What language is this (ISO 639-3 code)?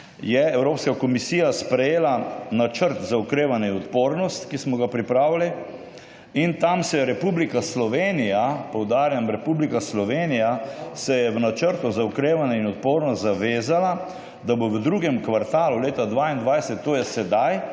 slv